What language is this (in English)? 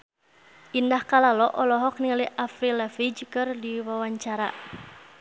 Sundanese